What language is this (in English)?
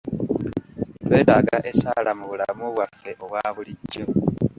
Ganda